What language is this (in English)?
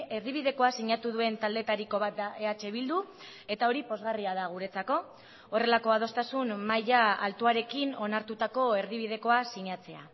Basque